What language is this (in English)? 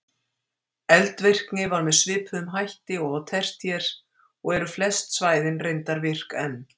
Icelandic